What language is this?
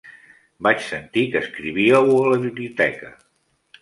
Catalan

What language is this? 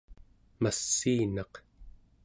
Central Yupik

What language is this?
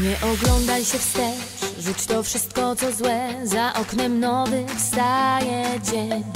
Polish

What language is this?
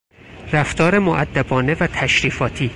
Persian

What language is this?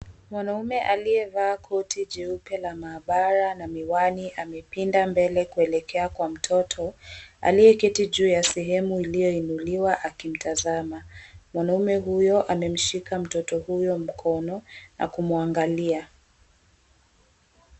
Swahili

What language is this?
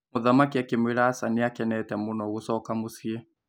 Kikuyu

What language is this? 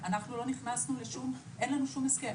Hebrew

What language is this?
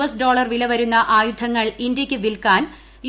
Malayalam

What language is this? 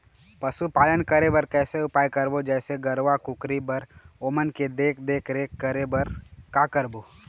Chhattisgarhi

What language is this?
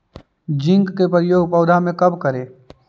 Magahi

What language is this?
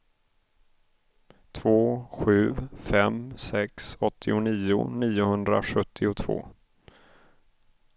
Swedish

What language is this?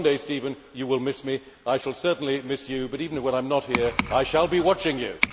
English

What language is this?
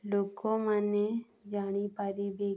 Odia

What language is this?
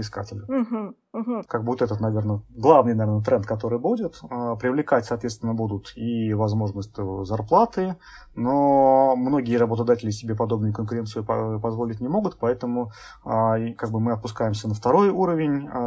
Russian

